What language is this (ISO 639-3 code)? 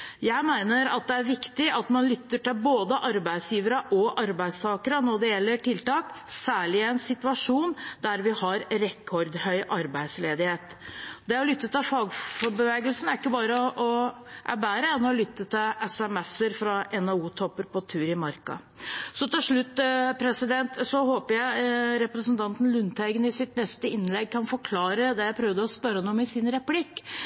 nob